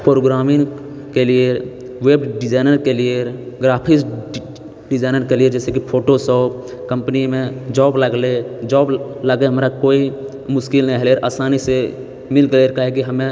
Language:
Maithili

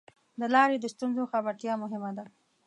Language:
Pashto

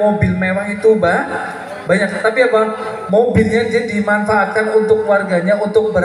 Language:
Indonesian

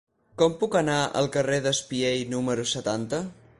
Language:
Catalan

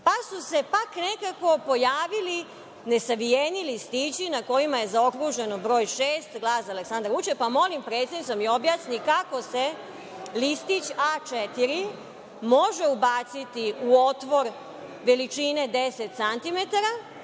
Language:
Serbian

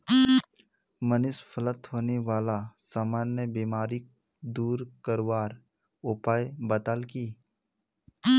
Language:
Magahi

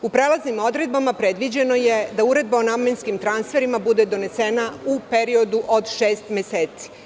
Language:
Serbian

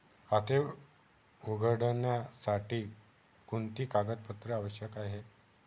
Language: Marathi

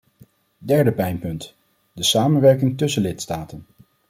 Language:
Dutch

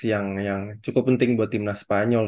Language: Indonesian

